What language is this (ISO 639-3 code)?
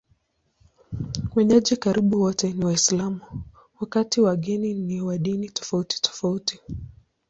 swa